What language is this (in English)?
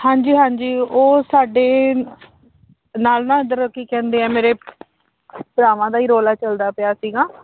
Punjabi